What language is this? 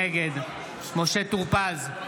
Hebrew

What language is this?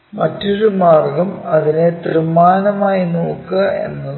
Malayalam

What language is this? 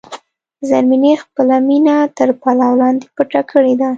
Pashto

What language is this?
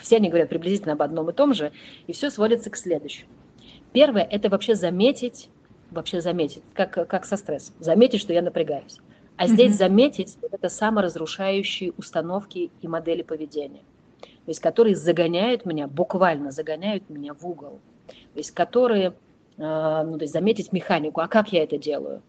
Russian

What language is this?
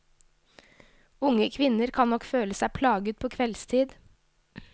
Norwegian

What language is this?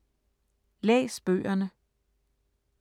Danish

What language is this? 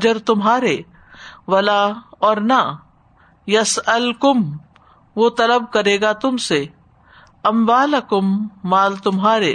Urdu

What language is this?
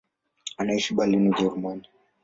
Swahili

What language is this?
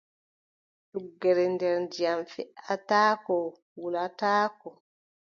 Adamawa Fulfulde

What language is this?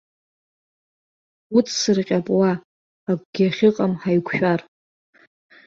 Abkhazian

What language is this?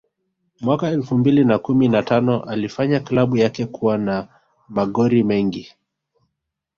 Swahili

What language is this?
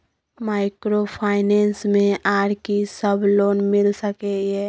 Maithili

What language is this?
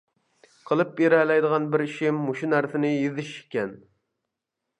Uyghur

